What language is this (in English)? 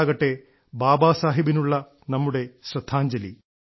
Malayalam